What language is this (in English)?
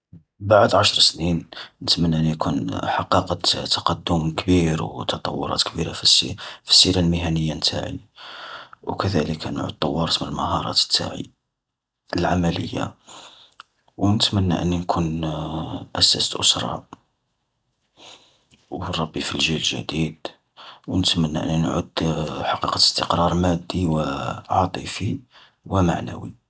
Algerian Arabic